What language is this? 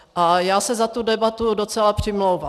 Czech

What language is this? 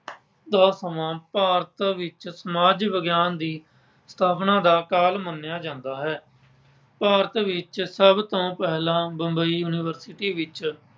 Punjabi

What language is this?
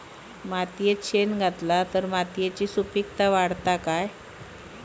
Marathi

